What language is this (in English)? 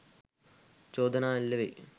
Sinhala